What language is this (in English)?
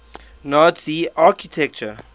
English